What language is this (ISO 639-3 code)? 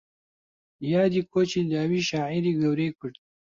ckb